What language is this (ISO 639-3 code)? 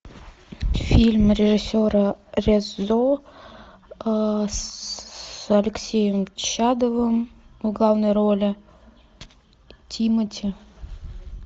rus